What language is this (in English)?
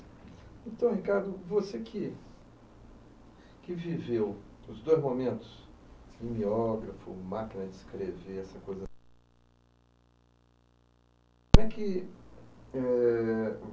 Portuguese